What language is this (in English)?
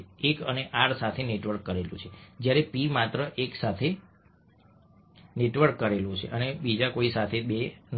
Gujarati